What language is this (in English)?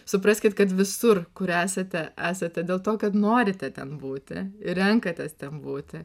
Lithuanian